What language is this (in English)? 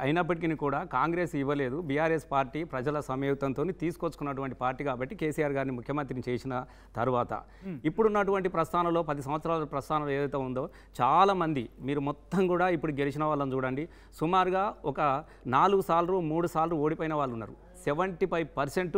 Telugu